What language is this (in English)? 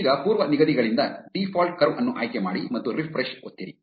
Kannada